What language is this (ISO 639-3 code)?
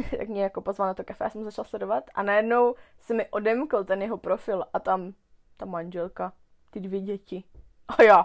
ces